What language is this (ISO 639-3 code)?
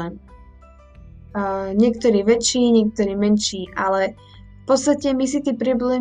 slk